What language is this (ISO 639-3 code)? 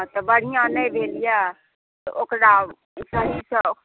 mai